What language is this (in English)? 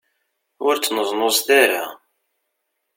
Kabyle